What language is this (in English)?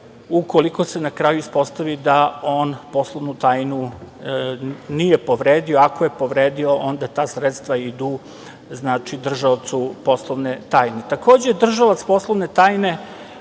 Serbian